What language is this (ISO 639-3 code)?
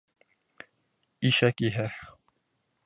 bak